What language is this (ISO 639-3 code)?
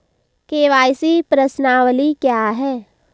hin